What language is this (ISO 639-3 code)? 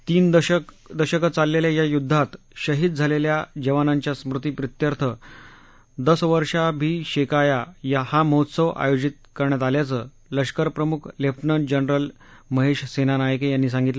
mar